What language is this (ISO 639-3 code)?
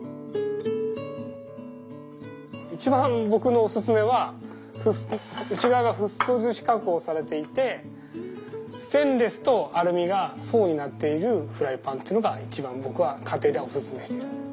jpn